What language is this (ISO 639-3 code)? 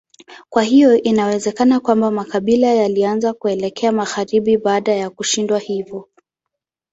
swa